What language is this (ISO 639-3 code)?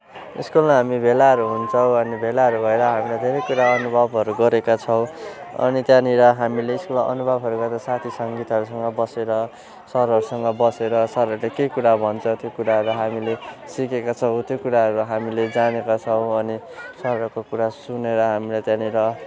nep